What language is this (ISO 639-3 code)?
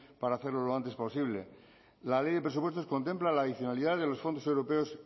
spa